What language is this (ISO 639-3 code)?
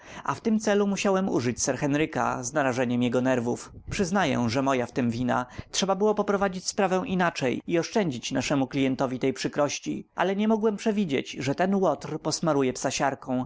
pol